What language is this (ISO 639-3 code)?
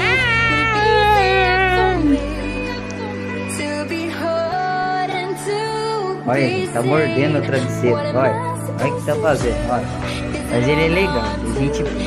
por